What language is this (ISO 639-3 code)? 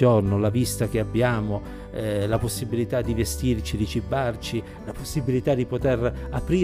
ita